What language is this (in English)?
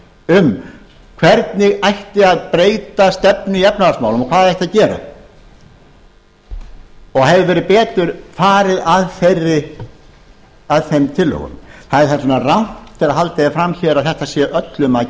Icelandic